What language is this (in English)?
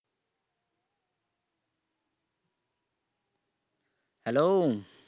Bangla